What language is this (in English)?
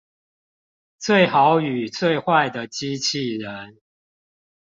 Chinese